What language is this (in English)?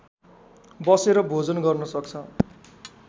Nepali